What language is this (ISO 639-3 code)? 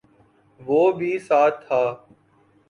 urd